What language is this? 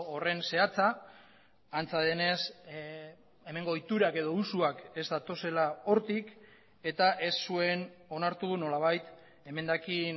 Basque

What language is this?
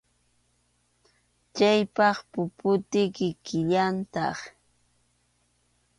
Arequipa-La Unión Quechua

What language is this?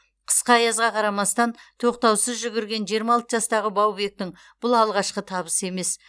Kazakh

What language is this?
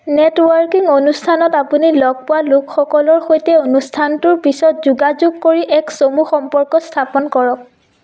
Assamese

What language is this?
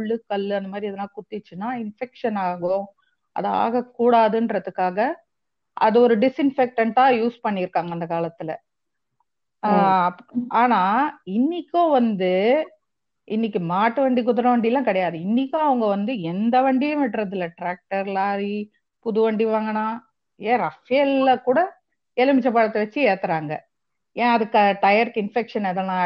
Tamil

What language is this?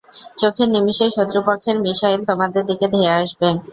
Bangla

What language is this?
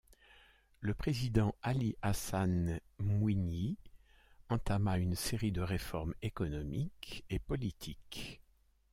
French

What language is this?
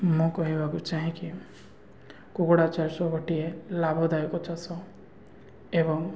Odia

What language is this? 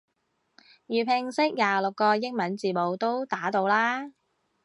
Cantonese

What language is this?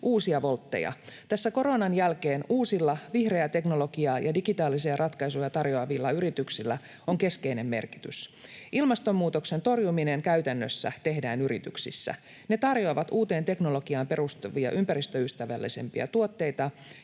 Finnish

